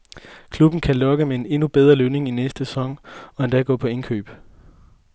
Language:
Danish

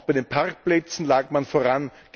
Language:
German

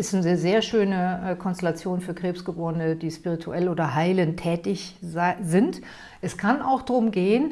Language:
German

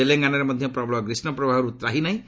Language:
Odia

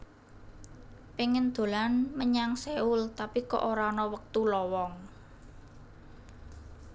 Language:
Javanese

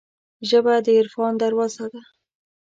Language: Pashto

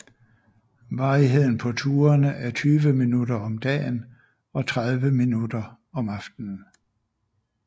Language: Danish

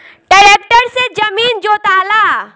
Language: Bhojpuri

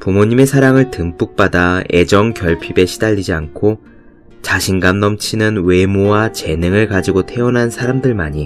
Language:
Korean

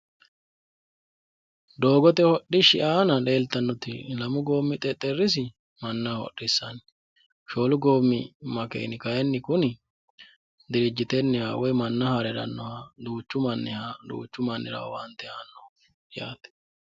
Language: Sidamo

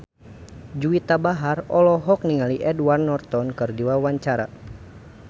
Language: Sundanese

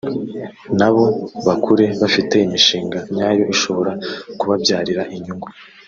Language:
Kinyarwanda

